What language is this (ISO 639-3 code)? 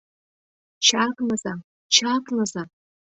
chm